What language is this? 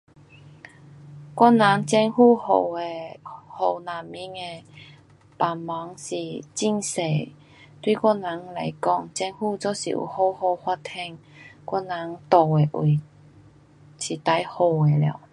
Pu-Xian Chinese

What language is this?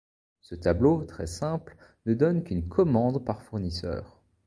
French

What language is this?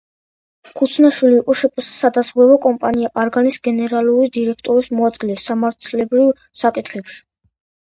Georgian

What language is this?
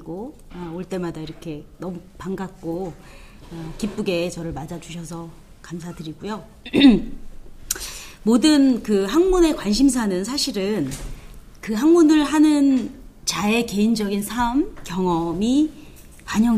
Korean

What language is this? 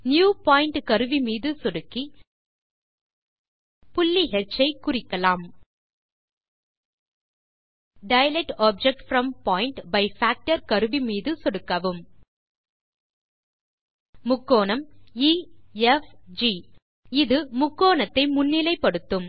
Tamil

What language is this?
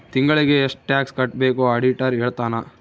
Kannada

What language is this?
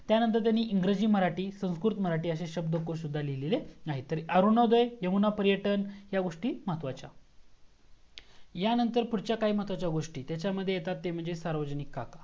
Marathi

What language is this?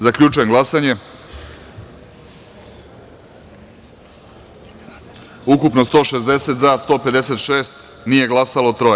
Serbian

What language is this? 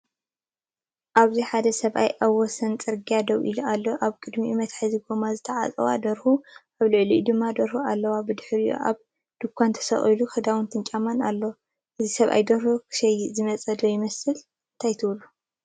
Tigrinya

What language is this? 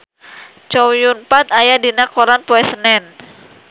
Sundanese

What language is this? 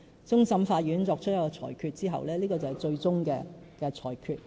Cantonese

